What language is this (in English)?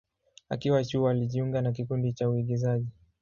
Swahili